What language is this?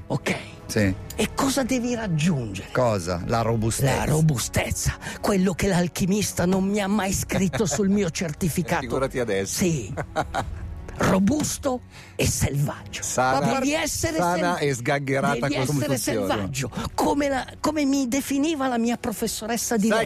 Italian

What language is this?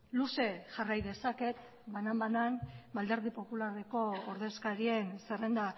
Basque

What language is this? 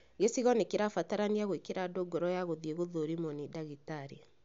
Kikuyu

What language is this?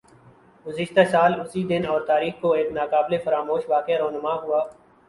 Urdu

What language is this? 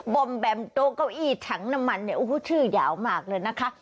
Thai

